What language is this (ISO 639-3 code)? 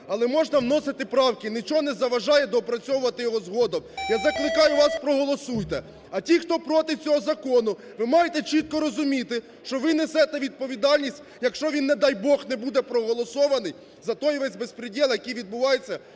ukr